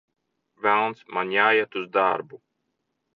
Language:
Latvian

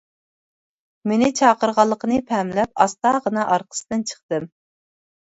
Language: Uyghur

